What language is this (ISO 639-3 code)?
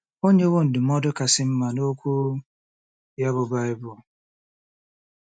ibo